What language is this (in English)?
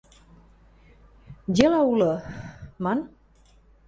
Western Mari